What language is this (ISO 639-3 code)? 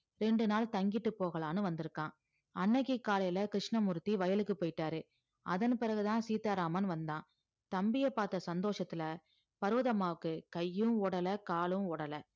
tam